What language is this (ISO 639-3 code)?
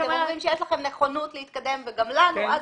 heb